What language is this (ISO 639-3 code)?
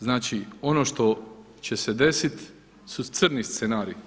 hrv